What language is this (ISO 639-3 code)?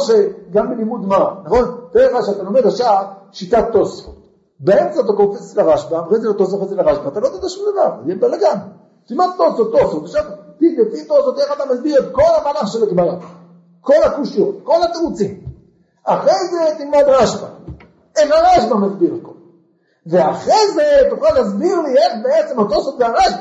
heb